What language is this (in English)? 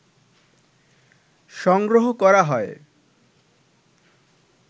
Bangla